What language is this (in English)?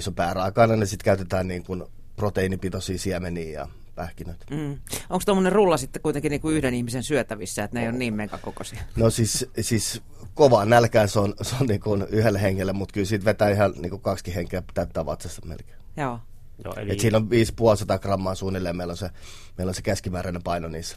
Finnish